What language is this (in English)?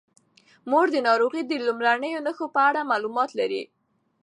Pashto